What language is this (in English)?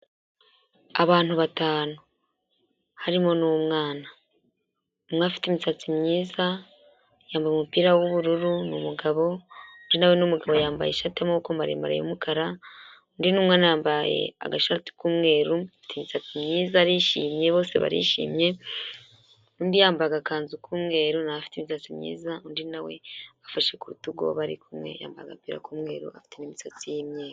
Kinyarwanda